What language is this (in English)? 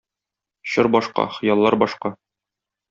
Tatar